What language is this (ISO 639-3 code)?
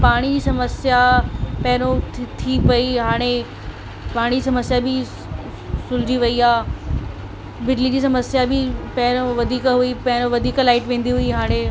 snd